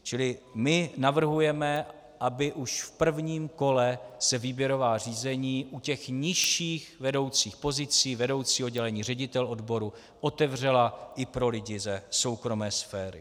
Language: Czech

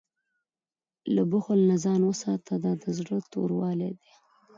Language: Pashto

